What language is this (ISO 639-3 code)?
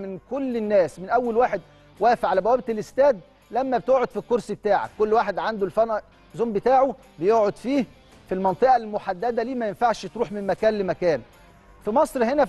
ara